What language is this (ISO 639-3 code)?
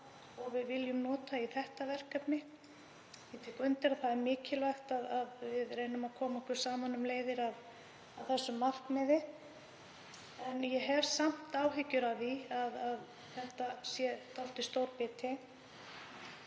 isl